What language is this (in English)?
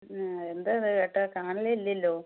Malayalam